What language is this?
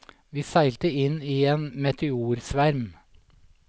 Norwegian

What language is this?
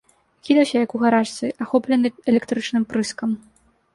Belarusian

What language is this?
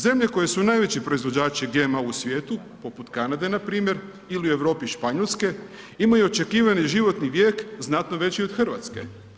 Croatian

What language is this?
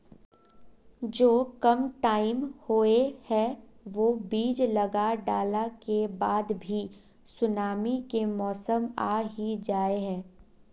Magahi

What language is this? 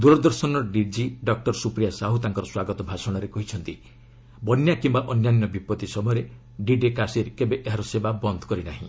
Odia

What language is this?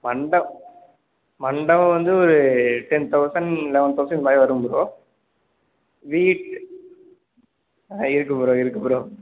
Tamil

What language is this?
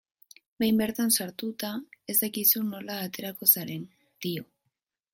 Basque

